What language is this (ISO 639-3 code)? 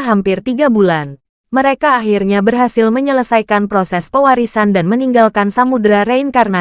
ind